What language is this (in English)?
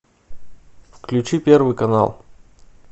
Russian